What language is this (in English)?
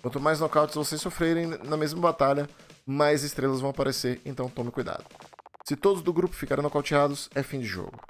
Portuguese